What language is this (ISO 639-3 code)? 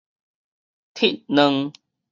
nan